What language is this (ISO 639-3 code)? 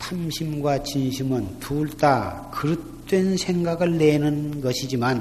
kor